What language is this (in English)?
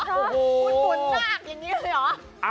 Thai